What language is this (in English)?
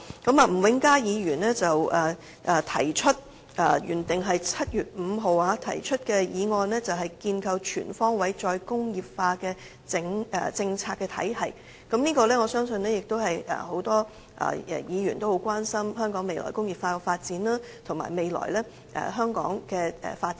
Cantonese